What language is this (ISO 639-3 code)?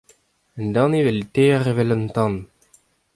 bre